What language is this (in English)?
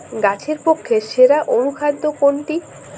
Bangla